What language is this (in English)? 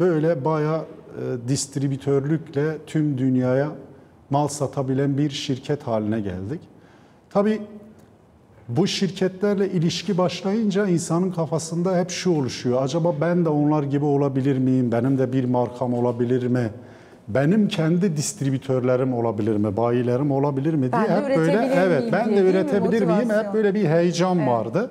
Turkish